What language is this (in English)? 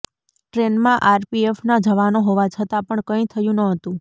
Gujarati